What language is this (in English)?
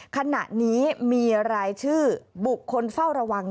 Thai